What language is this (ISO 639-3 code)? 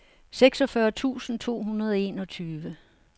dan